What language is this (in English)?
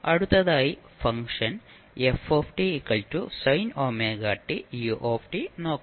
Malayalam